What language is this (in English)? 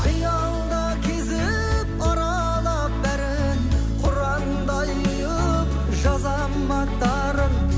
Kazakh